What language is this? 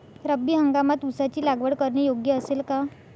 Marathi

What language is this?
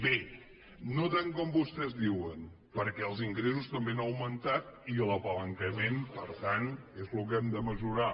Catalan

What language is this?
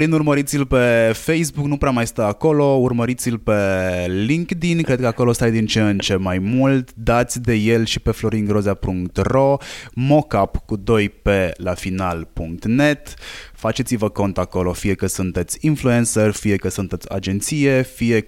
Romanian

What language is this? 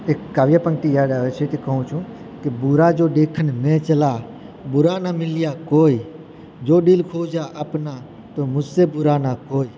Gujarati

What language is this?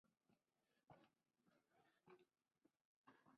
Spanish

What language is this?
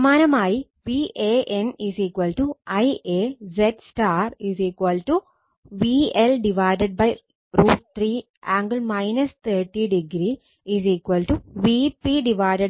Malayalam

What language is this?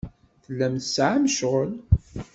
Kabyle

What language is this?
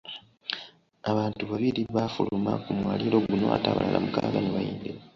Ganda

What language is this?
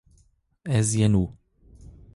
Zaza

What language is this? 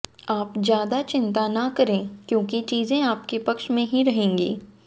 Hindi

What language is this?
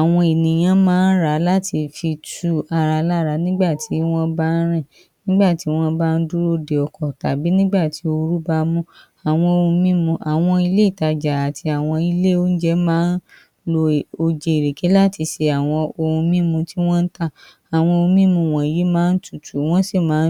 Yoruba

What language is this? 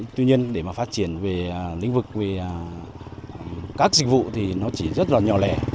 Vietnamese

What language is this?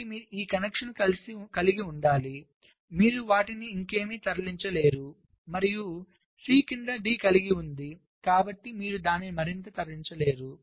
Telugu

